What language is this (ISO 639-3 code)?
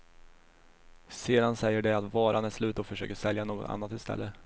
swe